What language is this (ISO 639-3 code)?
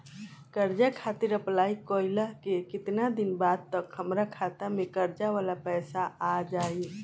bho